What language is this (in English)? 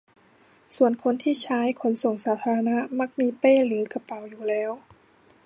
Thai